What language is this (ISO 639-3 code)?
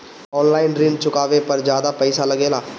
bho